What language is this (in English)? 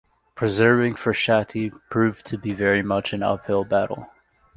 English